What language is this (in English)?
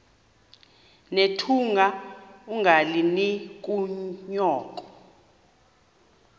Xhosa